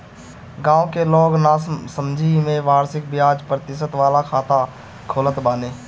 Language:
Bhojpuri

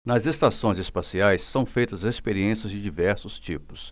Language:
Portuguese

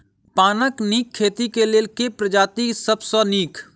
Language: Maithili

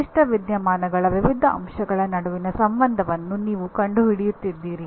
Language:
Kannada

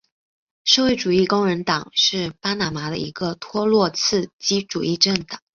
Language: Chinese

